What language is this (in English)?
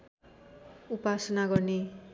Nepali